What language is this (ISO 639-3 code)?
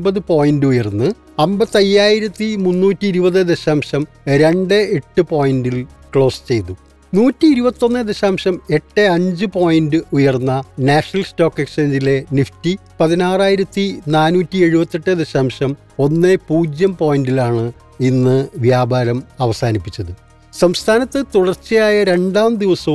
mal